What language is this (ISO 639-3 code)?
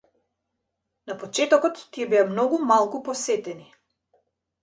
mkd